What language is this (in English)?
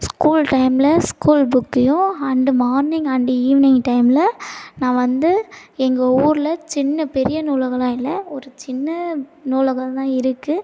Tamil